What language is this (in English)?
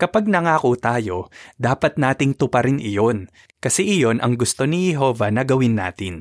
Filipino